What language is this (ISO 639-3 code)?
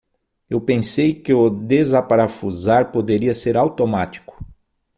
por